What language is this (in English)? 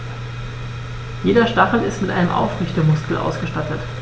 German